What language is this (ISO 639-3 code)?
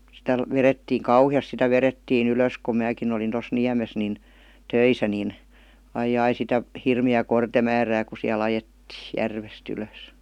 fin